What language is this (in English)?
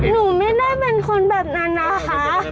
Thai